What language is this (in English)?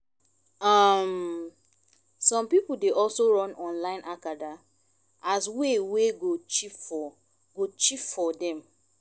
Nigerian Pidgin